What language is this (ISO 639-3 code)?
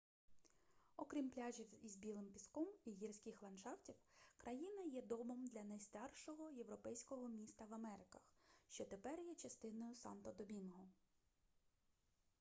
ukr